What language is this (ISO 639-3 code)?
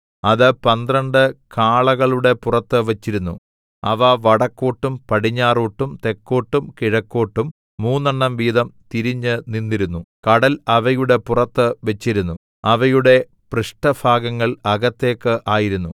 mal